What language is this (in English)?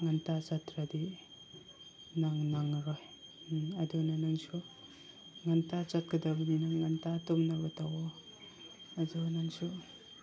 Manipuri